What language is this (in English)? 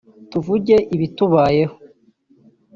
Kinyarwanda